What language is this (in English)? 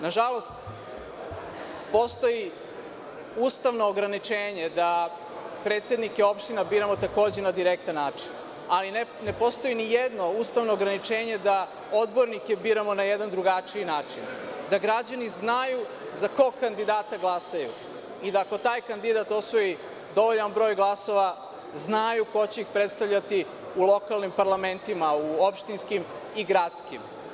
Serbian